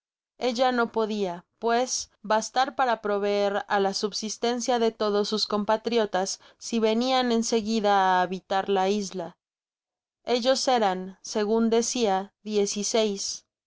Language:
Spanish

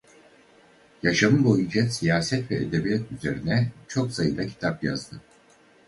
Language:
Turkish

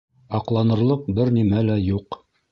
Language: Bashkir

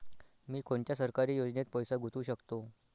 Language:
Marathi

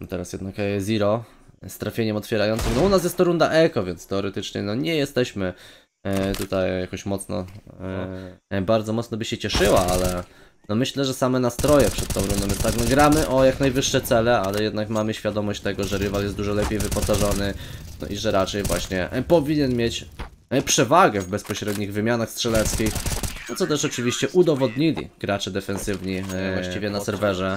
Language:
Polish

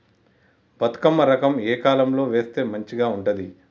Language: Telugu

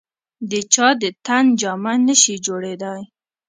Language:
Pashto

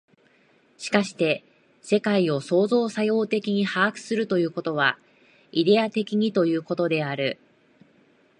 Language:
Japanese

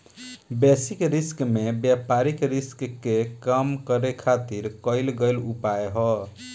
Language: Bhojpuri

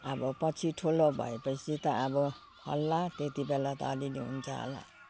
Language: Nepali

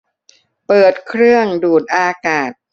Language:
Thai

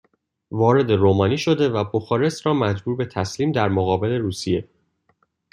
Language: Persian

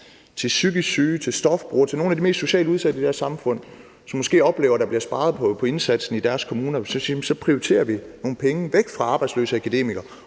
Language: Danish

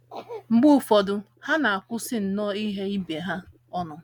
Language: Igbo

